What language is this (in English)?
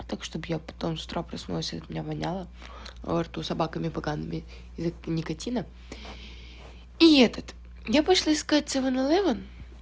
Russian